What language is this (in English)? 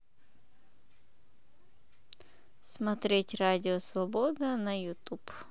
Russian